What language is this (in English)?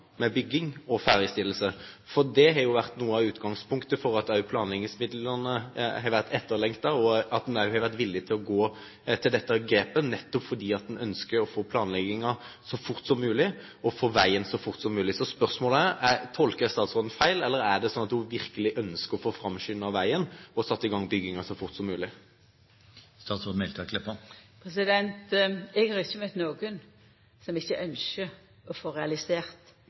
Norwegian